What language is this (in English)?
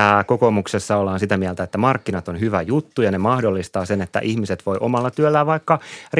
Finnish